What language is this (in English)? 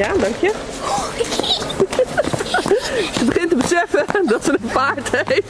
Dutch